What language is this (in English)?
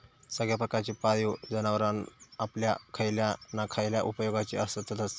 Marathi